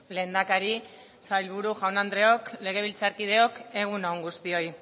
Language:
Basque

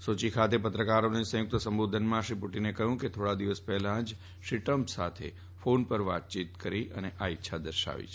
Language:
Gujarati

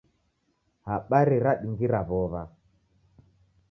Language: Taita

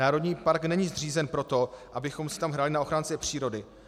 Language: Czech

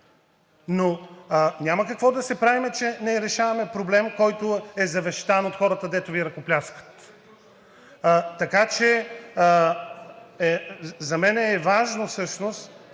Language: Bulgarian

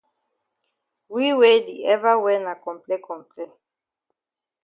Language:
Cameroon Pidgin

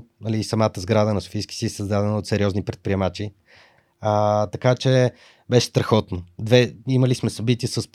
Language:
Bulgarian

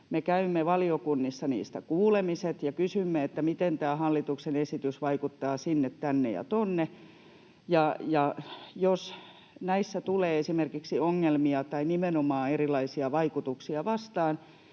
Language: Finnish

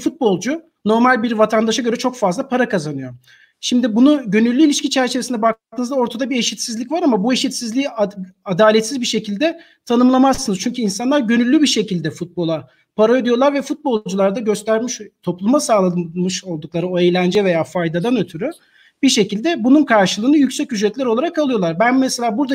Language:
Turkish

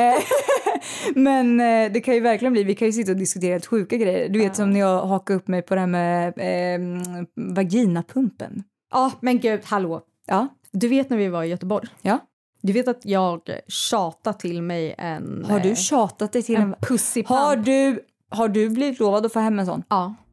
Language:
Swedish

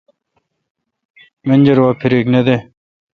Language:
Kalkoti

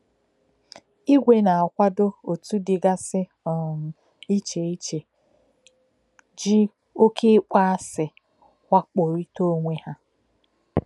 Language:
Igbo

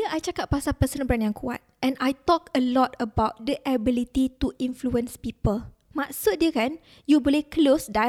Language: Malay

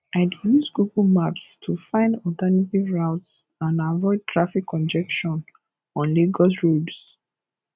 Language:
Nigerian Pidgin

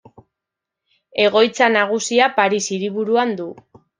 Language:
Basque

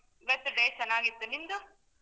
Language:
Kannada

